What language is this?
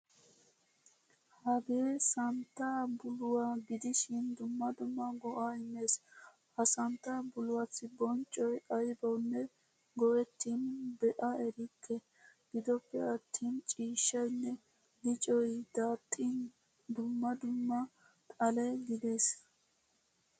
Wolaytta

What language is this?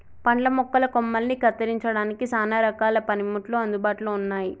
Telugu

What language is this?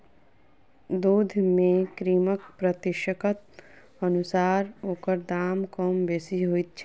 Maithili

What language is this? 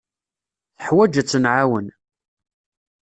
Kabyle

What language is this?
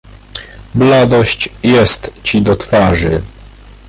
Polish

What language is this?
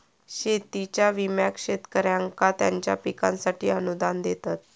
Marathi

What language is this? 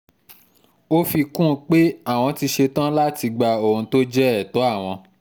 Yoruba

